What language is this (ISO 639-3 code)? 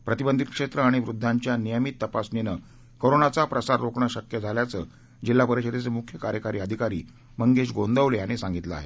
mar